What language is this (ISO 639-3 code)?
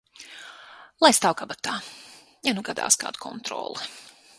lav